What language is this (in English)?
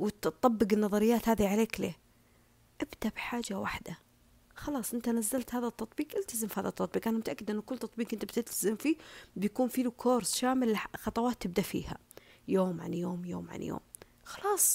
Arabic